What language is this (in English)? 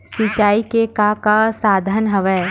Chhattisgarhi